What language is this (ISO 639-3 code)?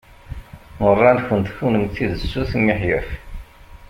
kab